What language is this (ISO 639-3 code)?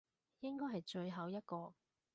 yue